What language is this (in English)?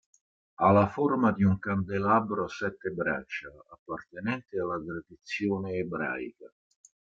Italian